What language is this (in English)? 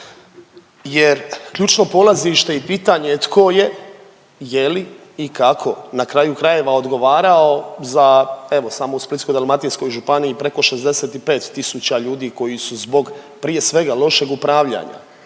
Croatian